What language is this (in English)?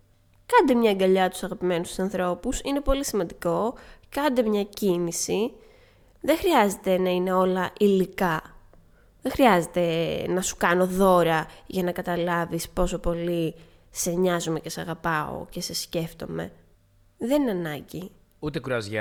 Greek